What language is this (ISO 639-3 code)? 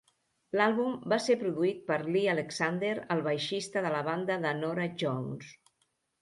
cat